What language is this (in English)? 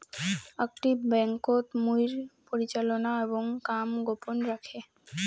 Bangla